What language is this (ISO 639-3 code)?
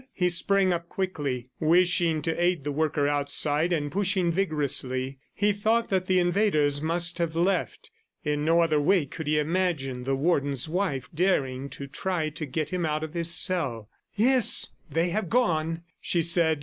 eng